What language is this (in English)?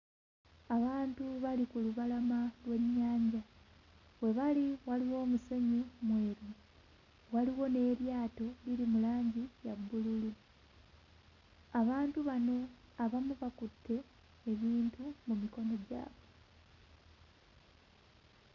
Ganda